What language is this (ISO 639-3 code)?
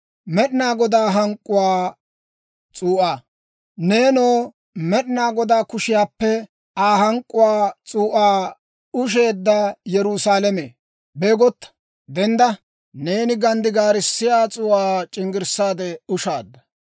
dwr